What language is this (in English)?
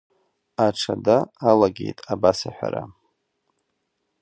Abkhazian